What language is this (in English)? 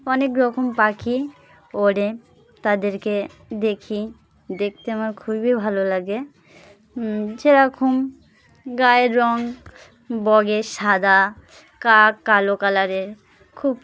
Bangla